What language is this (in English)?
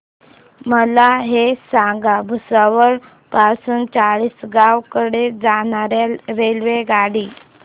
Marathi